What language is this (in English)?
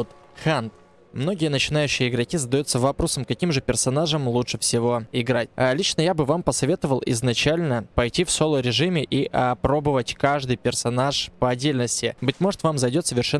Russian